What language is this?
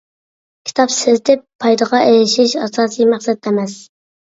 Uyghur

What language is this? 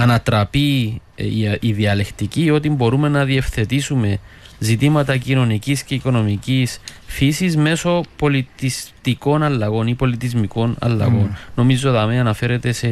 Greek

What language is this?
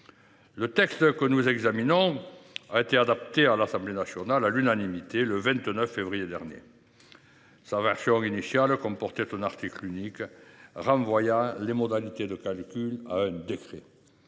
French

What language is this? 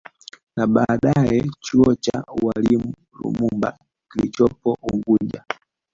Swahili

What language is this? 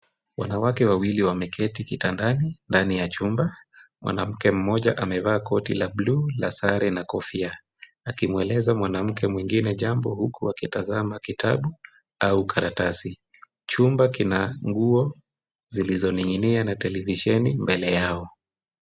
Swahili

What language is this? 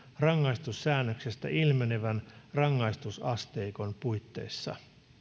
Finnish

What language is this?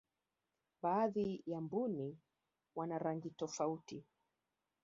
Swahili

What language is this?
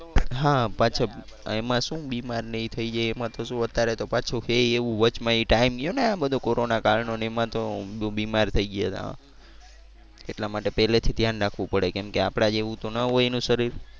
Gujarati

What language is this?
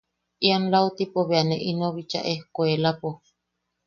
Yaqui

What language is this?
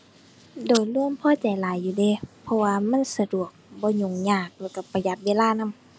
Thai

